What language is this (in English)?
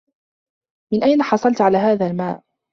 Arabic